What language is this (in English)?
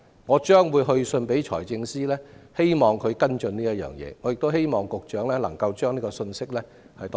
Cantonese